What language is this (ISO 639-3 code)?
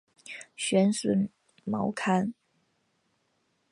zho